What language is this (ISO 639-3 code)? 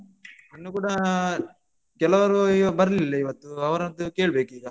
kan